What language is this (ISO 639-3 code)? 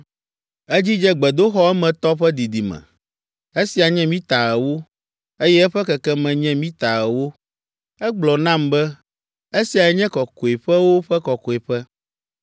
ewe